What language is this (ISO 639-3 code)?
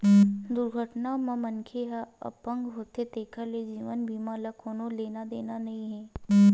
hne